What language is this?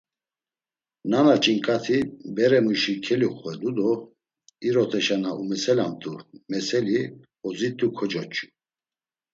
Laz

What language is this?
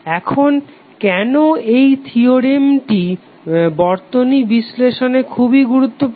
Bangla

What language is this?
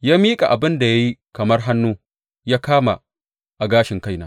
Hausa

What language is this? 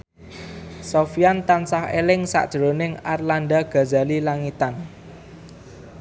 Javanese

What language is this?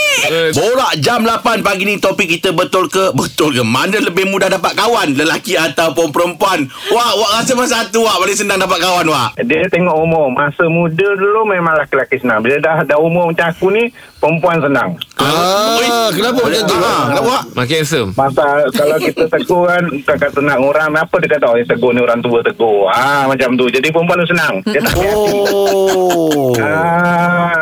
Malay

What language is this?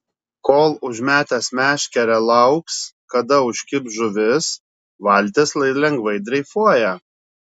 Lithuanian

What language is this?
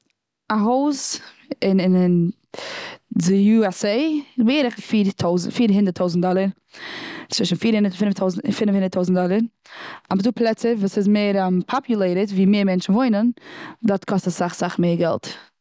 Yiddish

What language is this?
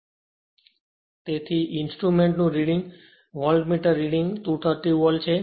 Gujarati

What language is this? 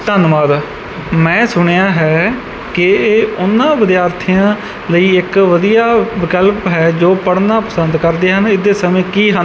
Punjabi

